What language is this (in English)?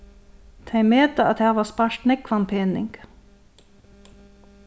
Faroese